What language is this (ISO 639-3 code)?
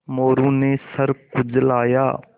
hin